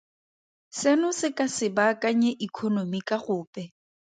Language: Tswana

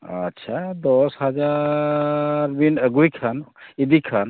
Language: Santali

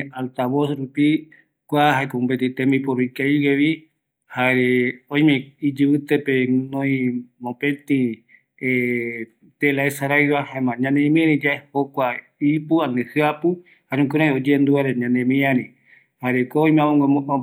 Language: Eastern Bolivian Guaraní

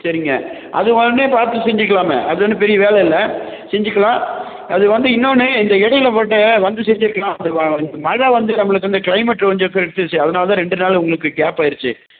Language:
Tamil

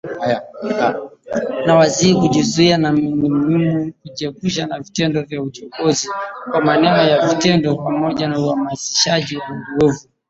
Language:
Swahili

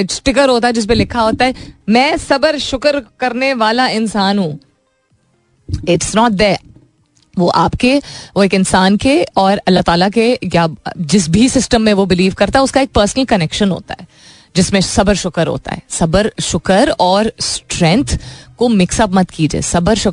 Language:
Hindi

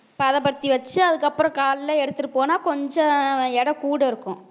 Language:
Tamil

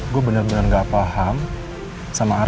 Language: Indonesian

